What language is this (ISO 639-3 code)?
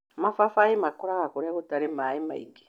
kik